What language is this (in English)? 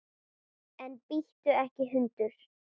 Icelandic